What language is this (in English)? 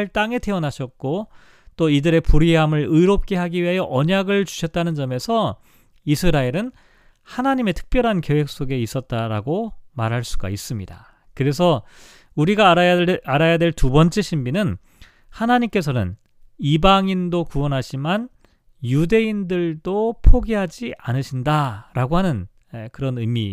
Korean